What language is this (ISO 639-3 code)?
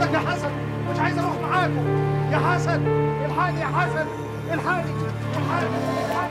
ara